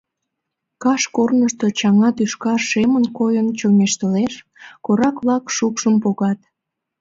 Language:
Mari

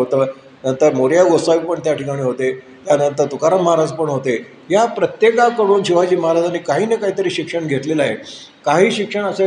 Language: Marathi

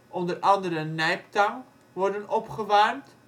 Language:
Dutch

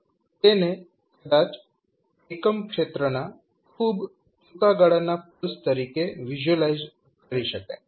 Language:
Gujarati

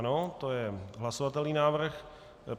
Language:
Czech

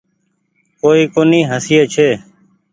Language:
Goaria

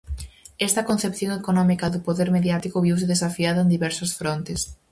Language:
Galician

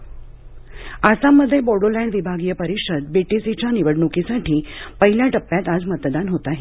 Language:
Marathi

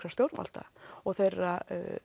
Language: Icelandic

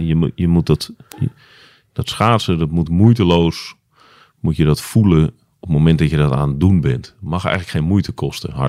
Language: Dutch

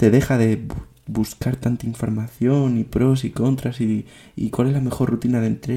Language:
Spanish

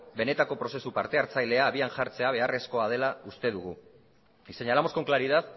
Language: Basque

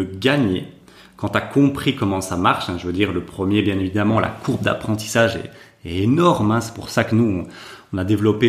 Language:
French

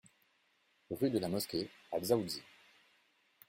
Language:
French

